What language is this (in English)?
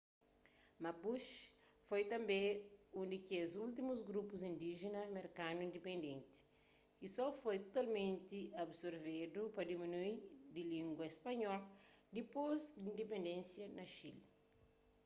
Kabuverdianu